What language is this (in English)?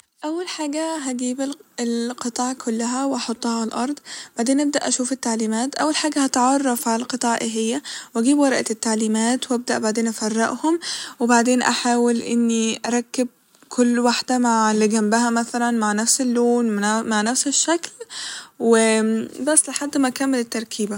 Egyptian Arabic